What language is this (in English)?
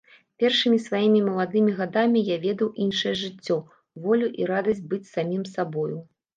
Belarusian